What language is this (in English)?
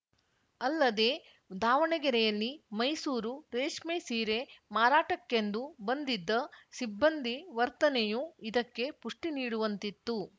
Kannada